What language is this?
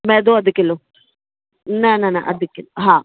Sindhi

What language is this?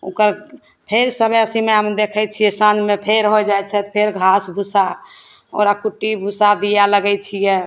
Maithili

